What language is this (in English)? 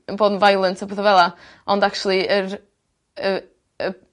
Welsh